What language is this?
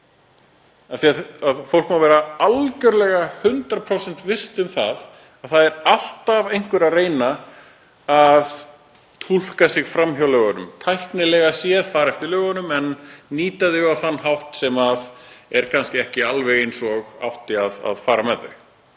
Icelandic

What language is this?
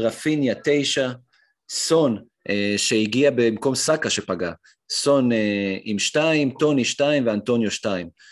Hebrew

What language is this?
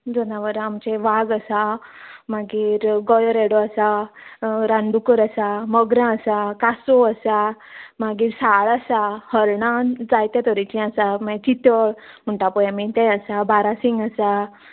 Konkani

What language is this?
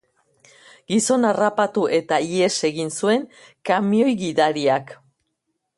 Basque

